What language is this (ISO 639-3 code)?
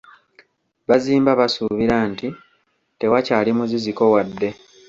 lug